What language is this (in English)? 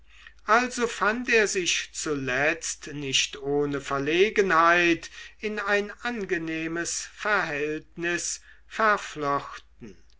German